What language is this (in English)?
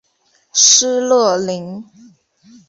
Chinese